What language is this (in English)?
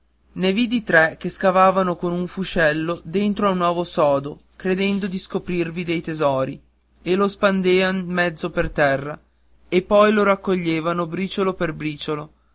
Italian